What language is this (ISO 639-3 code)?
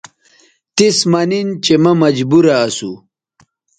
btv